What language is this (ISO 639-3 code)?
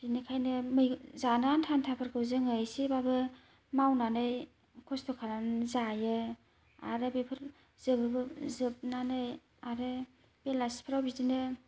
brx